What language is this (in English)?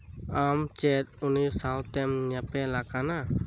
Santali